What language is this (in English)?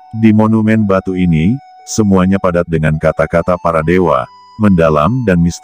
Indonesian